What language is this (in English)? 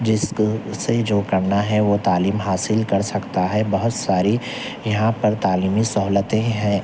Urdu